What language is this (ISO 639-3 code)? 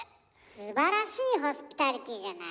jpn